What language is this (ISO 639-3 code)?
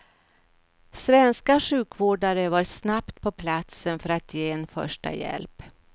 swe